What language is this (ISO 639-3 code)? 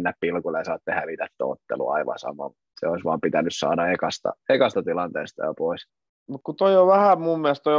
fin